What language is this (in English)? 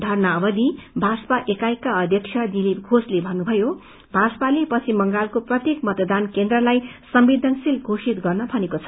Nepali